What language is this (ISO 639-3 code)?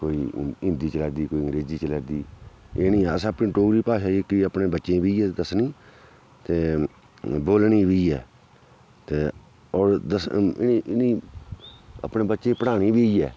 doi